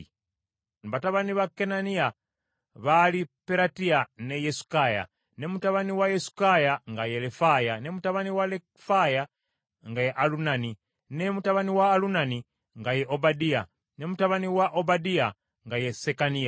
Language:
Ganda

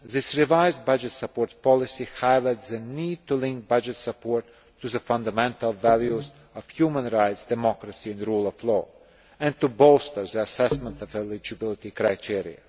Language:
English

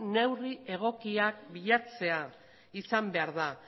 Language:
Basque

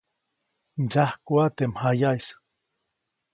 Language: Copainalá Zoque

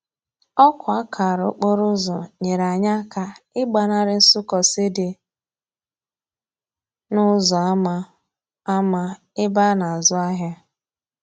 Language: Igbo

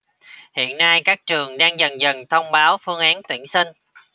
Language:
Vietnamese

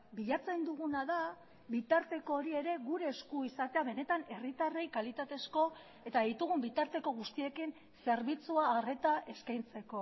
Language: Basque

